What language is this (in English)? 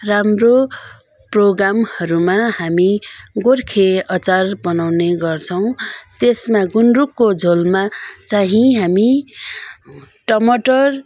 Nepali